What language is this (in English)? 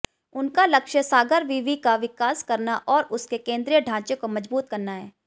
Hindi